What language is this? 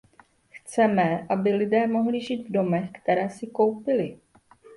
Czech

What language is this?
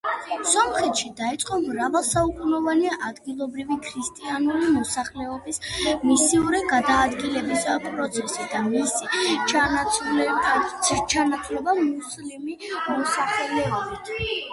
Georgian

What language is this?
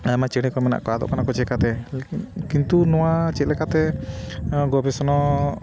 Santali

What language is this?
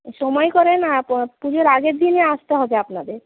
Bangla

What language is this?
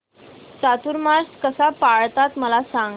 Marathi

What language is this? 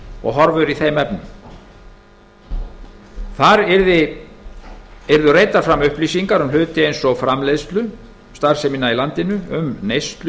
Icelandic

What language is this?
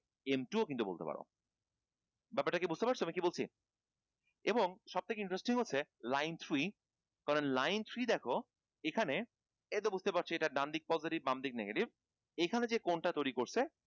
Bangla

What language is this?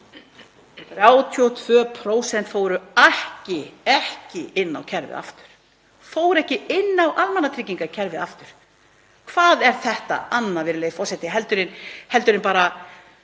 Icelandic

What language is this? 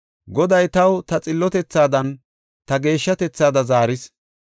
Gofa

